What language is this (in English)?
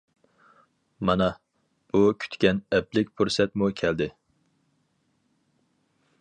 Uyghur